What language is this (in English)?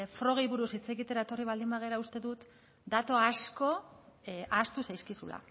Basque